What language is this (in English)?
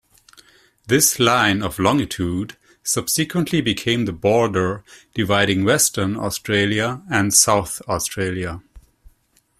English